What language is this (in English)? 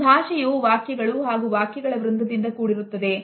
Kannada